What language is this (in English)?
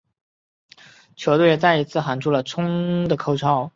Chinese